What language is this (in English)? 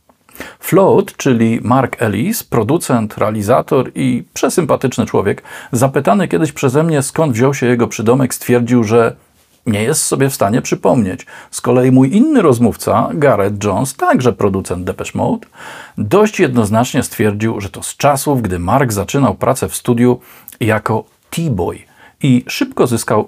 Polish